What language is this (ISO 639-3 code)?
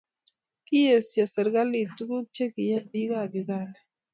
kln